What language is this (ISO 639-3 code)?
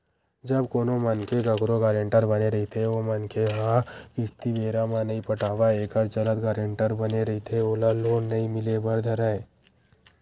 hne